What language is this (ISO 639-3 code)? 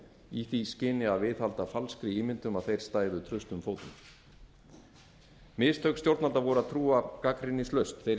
isl